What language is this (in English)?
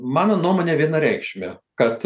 Lithuanian